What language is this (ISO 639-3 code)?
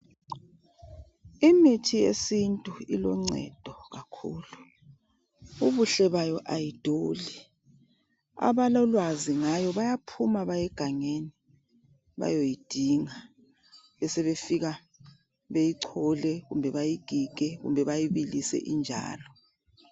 nde